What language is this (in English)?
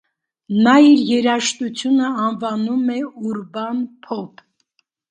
Armenian